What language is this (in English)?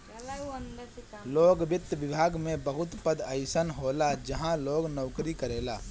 Bhojpuri